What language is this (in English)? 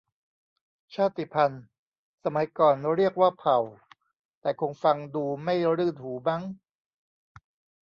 Thai